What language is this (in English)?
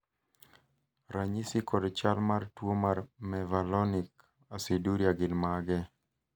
Luo (Kenya and Tanzania)